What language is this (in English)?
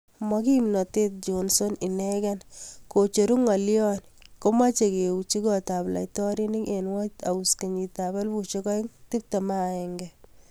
Kalenjin